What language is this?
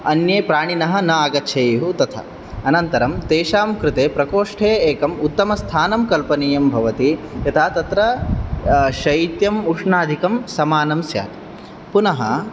Sanskrit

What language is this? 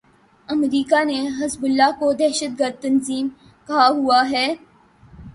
Urdu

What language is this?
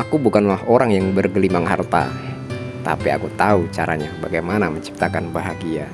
Indonesian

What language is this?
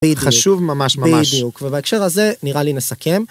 Hebrew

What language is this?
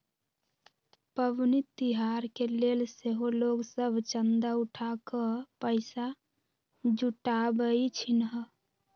Magahi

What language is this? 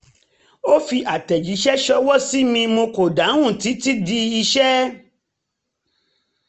Yoruba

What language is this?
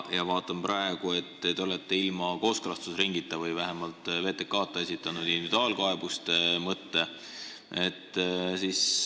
Estonian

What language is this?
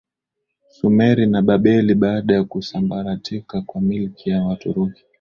Swahili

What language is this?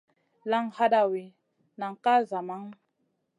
Masana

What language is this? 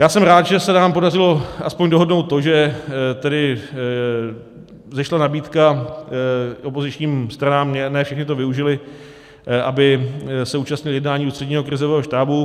Czech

